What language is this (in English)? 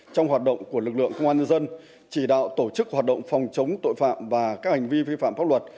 Vietnamese